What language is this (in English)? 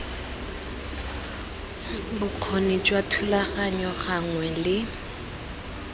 Tswana